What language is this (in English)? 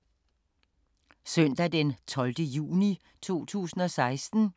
Danish